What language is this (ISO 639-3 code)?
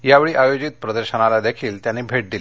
mar